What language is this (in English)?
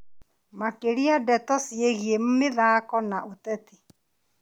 Kikuyu